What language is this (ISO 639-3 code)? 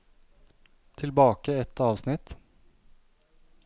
nor